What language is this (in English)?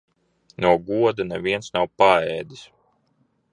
Latvian